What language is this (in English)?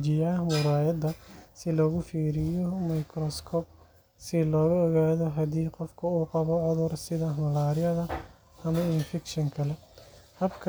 Somali